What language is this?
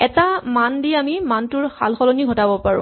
Assamese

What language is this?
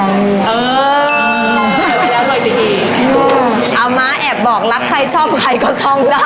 Thai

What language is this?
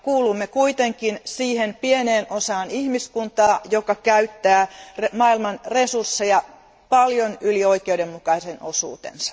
Finnish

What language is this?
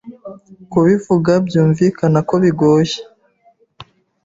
Kinyarwanda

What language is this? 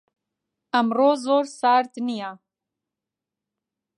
Central Kurdish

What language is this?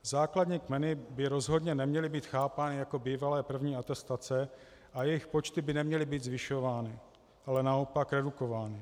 Czech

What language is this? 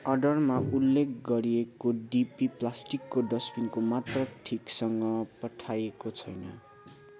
Nepali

